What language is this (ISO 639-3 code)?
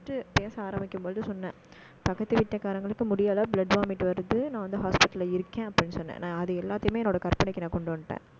tam